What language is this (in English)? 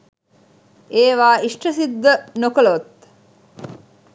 Sinhala